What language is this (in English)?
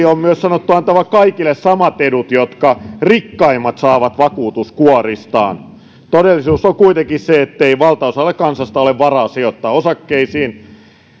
Finnish